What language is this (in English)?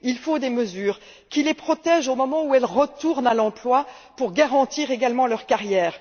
French